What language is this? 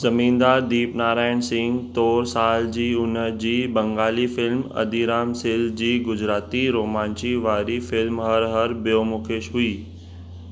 Sindhi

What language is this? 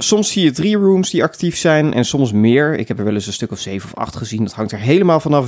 Dutch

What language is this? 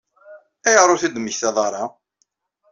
Kabyle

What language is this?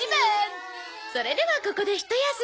Japanese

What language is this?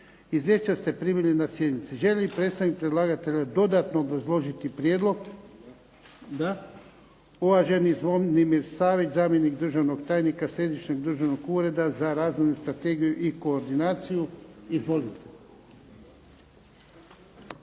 Croatian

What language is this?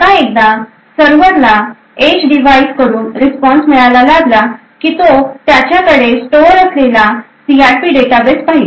Marathi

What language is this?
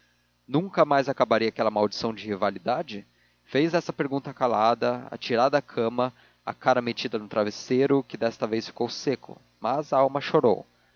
Portuguese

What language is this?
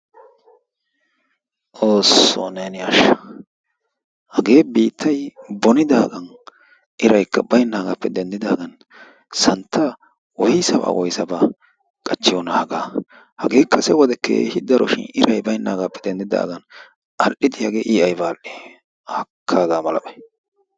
Wolaytta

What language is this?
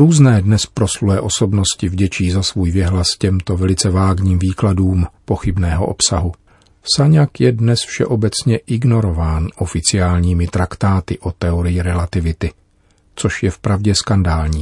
Czech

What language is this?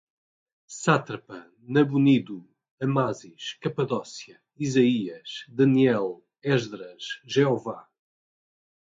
Portuguese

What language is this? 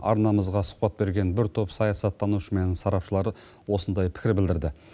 Kazakh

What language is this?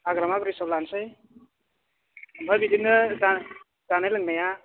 Bodo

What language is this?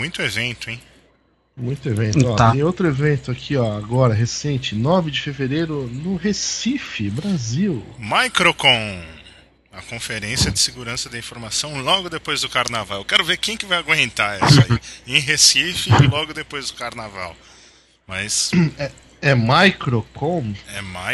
Portuguese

